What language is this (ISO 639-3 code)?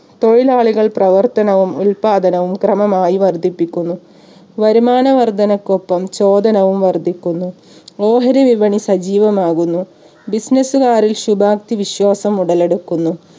mal